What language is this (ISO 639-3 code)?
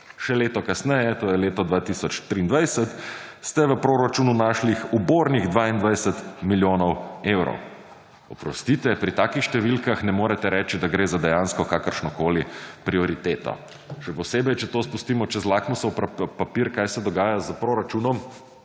slv